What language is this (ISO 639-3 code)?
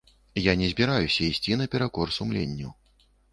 bel